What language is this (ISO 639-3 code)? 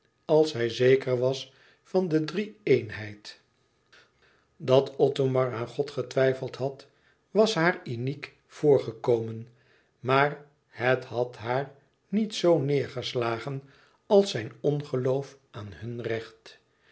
nld